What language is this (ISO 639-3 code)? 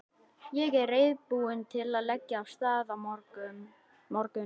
isl